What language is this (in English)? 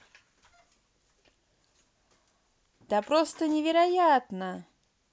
Russian